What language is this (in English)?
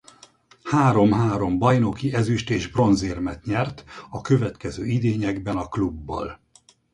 Hungarian